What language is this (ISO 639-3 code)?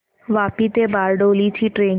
mar